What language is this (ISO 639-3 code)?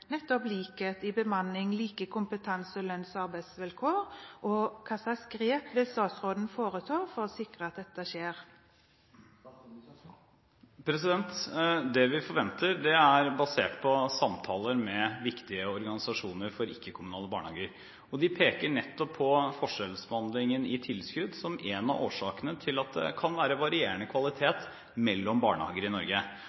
nob